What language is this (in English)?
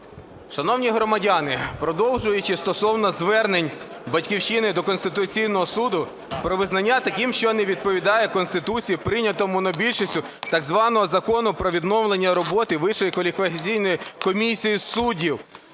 Ukrainian